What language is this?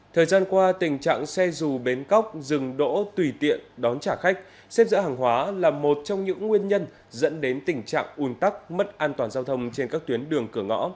Vietnamese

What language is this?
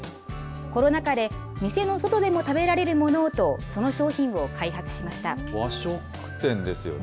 Japanese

